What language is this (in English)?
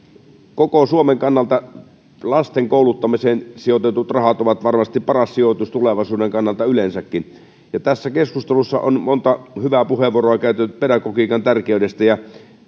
Finnish